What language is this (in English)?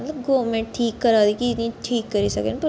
Dogri